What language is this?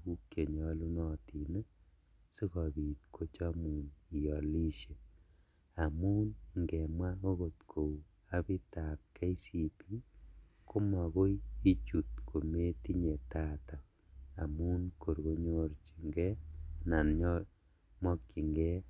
Kalenjin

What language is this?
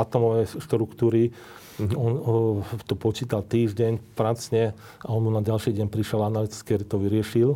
Slovak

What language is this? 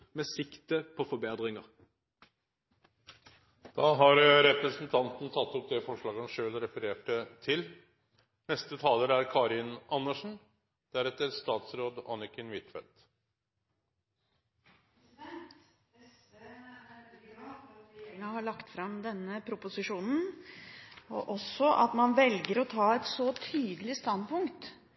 Norwegian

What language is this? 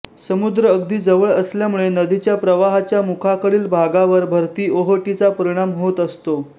Marathi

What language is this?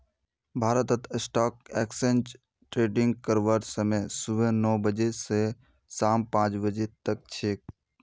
Magahi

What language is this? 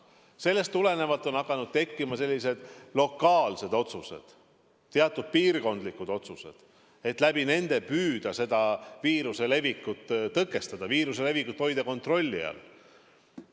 Estonian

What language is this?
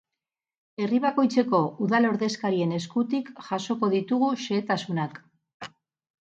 Basque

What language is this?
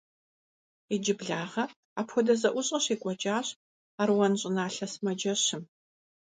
Kabardian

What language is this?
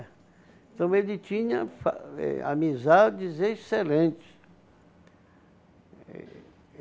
Portuguese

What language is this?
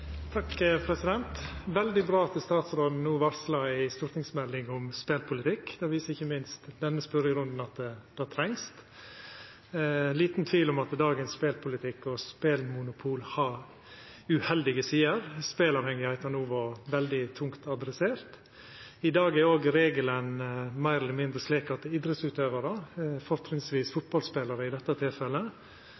Norwegian Nynorsk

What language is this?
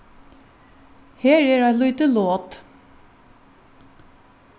Faroese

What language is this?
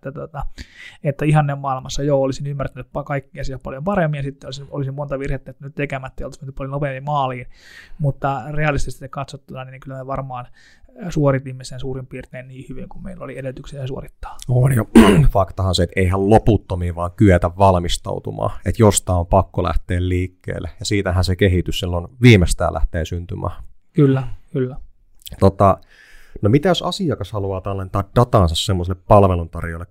Finnish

